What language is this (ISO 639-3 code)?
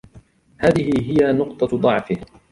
ara